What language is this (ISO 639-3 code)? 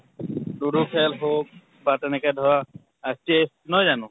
asm